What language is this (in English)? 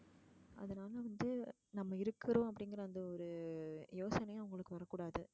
Tamil